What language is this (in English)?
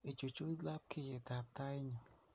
Kalenjin